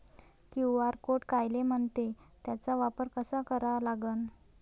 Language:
Marathi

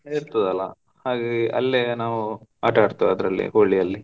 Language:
Kannada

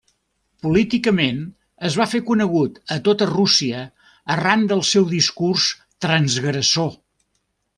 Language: Catalan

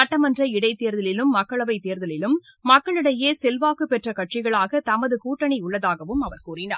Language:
Tamil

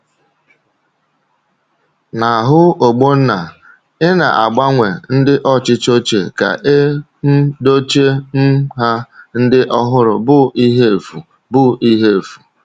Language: Igbo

